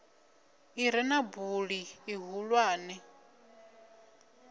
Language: Venda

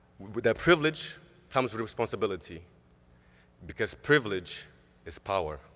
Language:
English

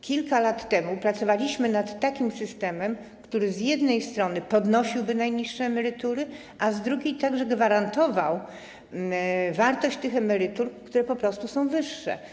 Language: Polish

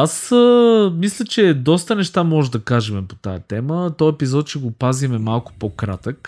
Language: Bulgarian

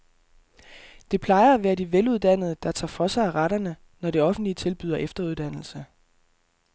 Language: Danish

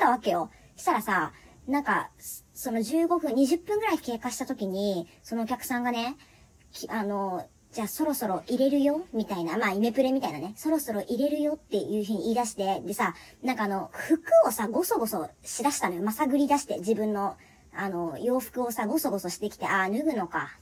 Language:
Japanese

